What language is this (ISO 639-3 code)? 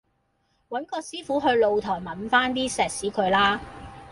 yue